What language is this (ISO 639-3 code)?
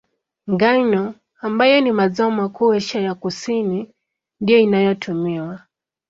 swa